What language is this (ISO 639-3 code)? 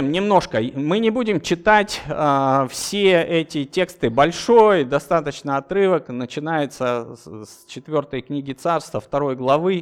rus